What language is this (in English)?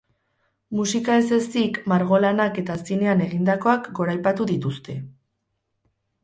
Basque